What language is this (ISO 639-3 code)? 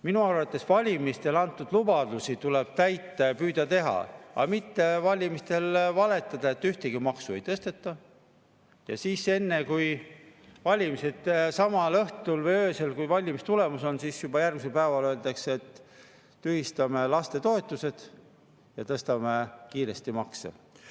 est